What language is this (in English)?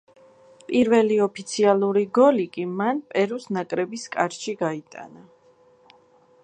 Georgian